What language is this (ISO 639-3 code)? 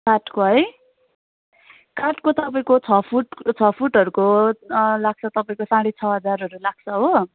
nep